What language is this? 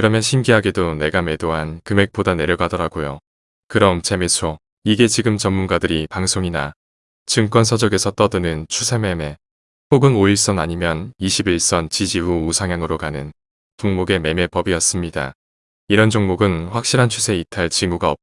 Korean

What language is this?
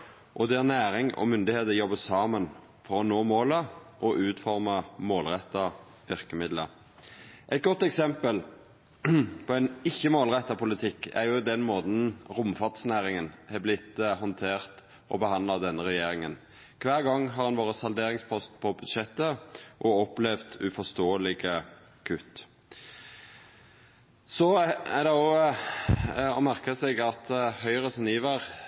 Norwegian Nynorsk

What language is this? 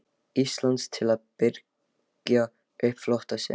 Icelandic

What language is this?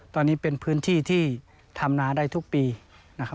Thai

